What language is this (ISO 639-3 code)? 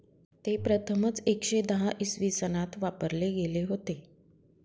mar